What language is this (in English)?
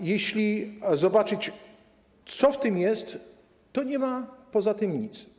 Polish